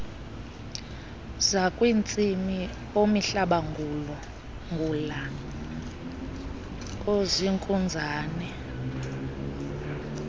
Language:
Xhosa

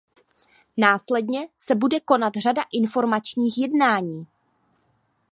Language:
Czech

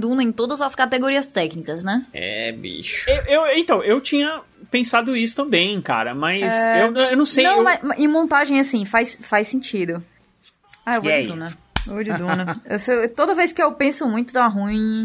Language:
Portuguese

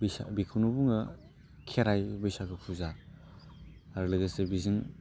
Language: Bodo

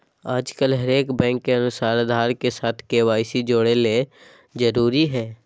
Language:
Magahi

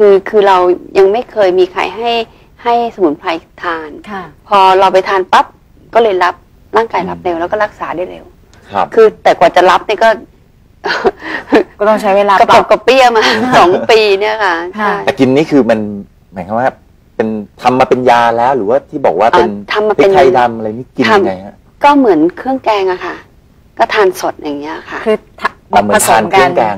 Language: Thai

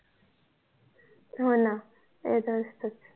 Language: Marathi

